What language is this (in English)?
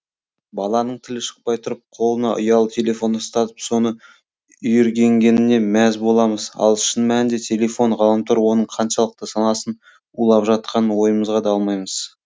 Kazakh